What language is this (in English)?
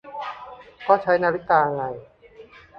Thai